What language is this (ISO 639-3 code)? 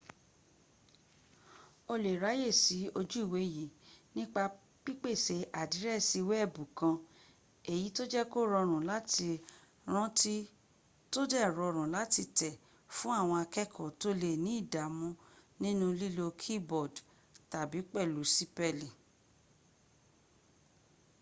yor